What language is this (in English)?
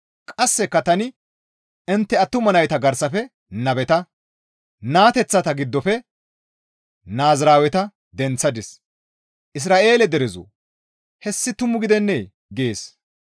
Gamo